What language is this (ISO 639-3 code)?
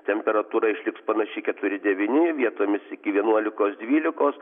lit